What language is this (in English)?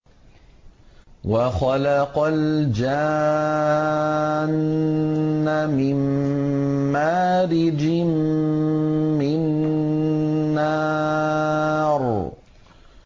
Arabic